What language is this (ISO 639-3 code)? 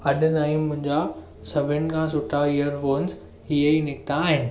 snd